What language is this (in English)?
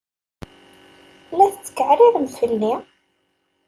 Kabyle